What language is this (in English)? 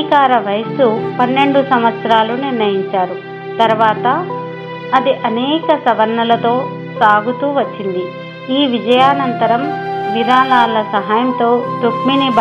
Telugu